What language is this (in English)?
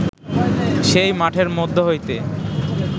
Bangla